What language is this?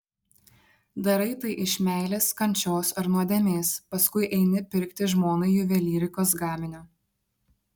Lithuanian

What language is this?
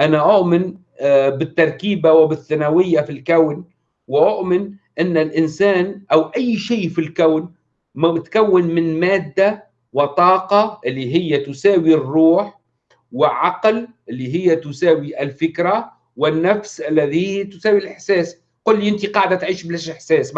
Arabic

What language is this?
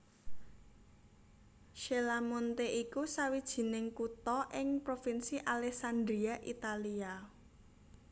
Javanese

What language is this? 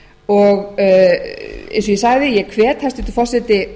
Icelandic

